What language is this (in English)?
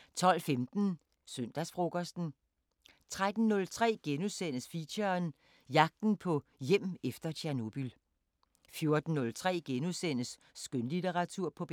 Danish